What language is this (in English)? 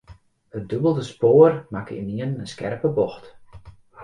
Western Frisian